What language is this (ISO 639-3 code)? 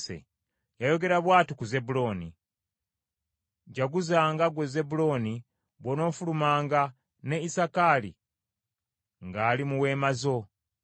lug